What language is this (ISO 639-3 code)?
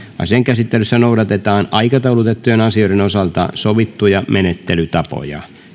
fin